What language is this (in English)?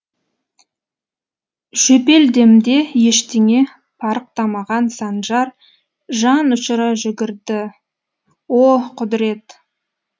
Kazakh